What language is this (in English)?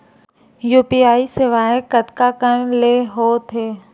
Chhattisgarhi